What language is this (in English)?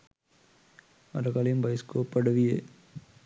Sinhala